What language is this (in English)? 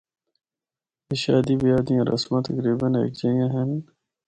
Northern Hindko